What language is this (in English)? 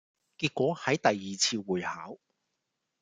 Cantonese